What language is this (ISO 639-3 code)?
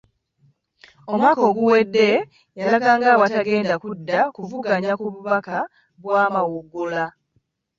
lug